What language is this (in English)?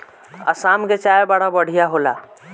Bhojpuri